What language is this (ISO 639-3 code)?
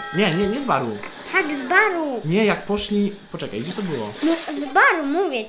pol